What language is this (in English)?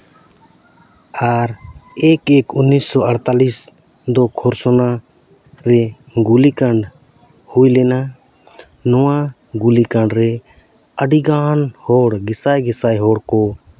Santali